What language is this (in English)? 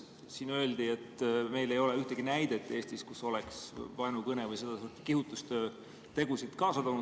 Estonian